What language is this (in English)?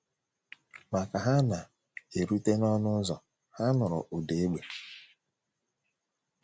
Igbo